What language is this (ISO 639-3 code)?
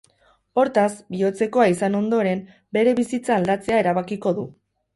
eus